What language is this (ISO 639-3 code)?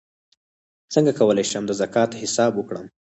pus